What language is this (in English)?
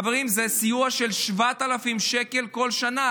Hebrew